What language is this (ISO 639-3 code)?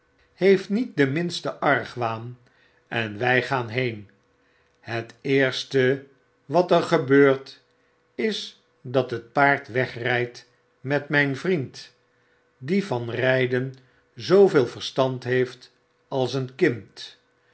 nld